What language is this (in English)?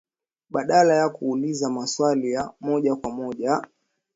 Swahili